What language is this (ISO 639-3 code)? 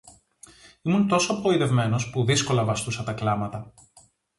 ell